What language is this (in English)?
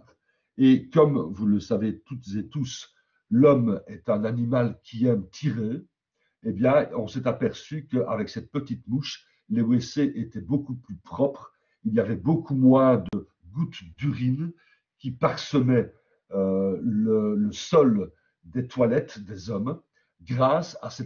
French